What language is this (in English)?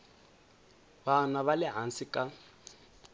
Tsonga